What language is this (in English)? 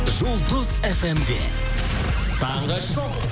Kazakh